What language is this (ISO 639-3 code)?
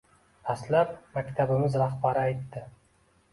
uzb